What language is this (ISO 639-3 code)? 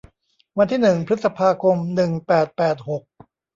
tha